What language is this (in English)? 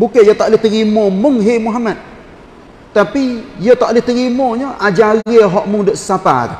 Malay